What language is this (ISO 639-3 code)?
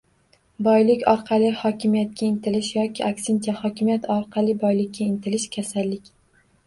uzb